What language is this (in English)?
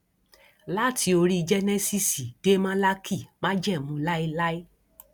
Yoruba